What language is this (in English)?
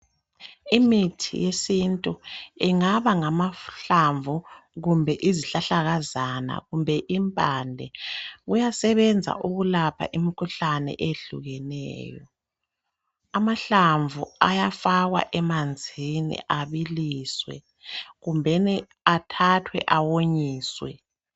North Ndebele